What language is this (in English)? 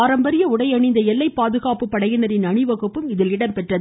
Tamil